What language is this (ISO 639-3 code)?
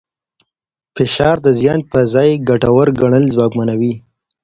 pus